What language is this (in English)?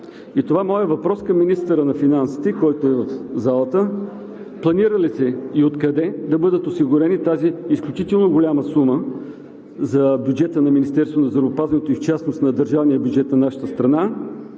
Bulgarian